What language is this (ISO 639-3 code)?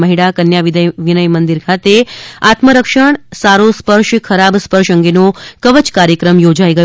guj